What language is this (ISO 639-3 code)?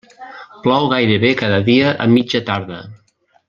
cat